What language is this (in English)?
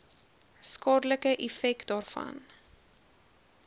Afrikaans